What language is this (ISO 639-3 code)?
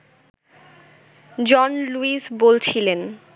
ben